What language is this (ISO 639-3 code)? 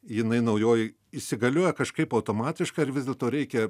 lit